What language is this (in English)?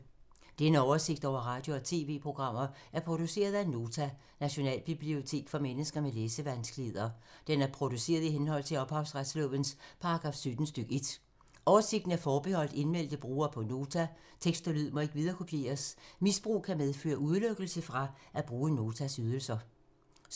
Danish